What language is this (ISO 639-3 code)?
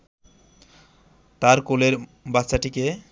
ben